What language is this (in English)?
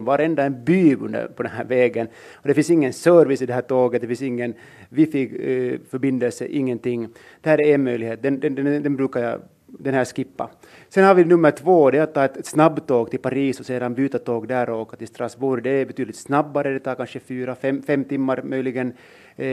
Swedish